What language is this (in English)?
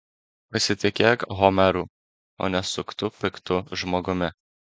Lithuanian